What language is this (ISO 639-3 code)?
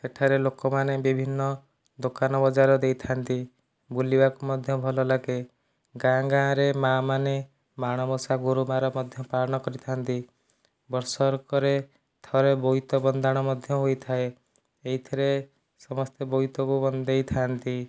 ori